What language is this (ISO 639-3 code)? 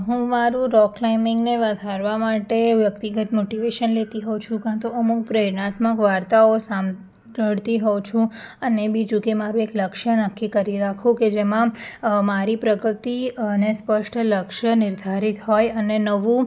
guj